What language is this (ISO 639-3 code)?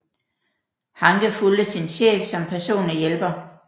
dan